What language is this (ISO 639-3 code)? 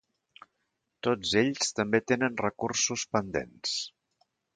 cat